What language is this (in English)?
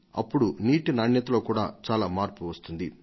Telugu